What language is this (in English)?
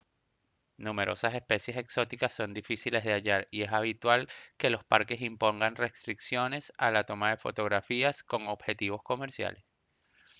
Spanish